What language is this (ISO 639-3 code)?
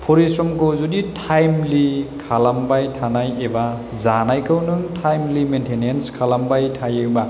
brx